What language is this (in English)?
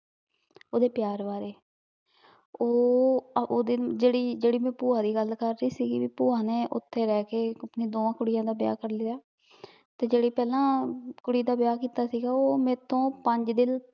Punjabi